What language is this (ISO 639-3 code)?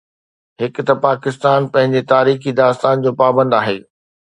snd